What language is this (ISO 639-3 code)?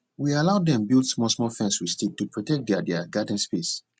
pcm